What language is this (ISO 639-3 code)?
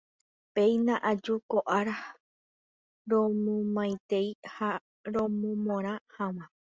grn